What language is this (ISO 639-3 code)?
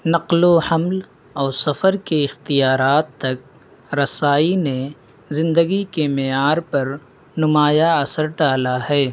urd